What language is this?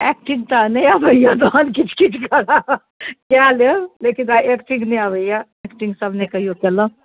Maithili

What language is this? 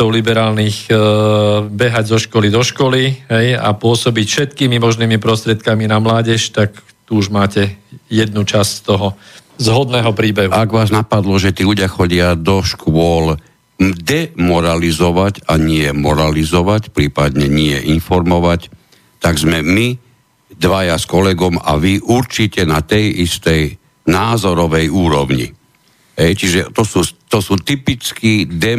Slovak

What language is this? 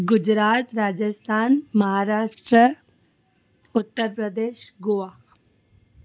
Sindhi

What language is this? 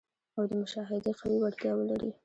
Pashto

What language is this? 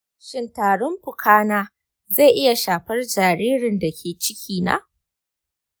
Hausa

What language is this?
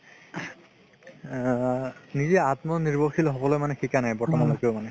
Assamese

